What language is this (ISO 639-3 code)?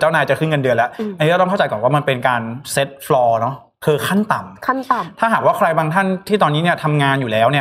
tha